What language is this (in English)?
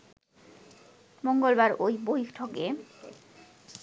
Bangla